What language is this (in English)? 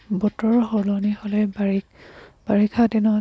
Assamese